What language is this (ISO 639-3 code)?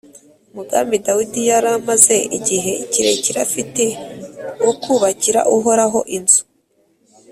kin